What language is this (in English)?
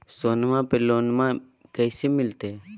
Magahi